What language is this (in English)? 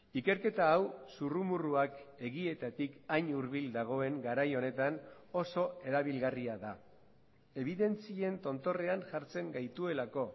Basque